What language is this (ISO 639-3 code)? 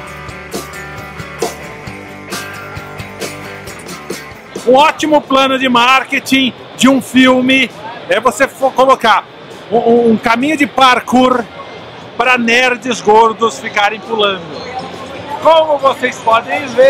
por